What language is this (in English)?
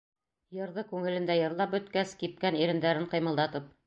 Bashkir